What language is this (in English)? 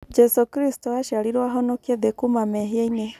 Kikuyu